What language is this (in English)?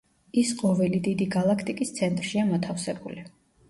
Georgian